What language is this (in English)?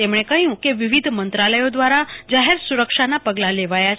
Gujarati